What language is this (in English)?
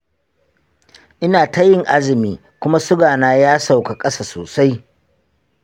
Hausa